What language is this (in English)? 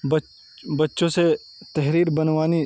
Urdu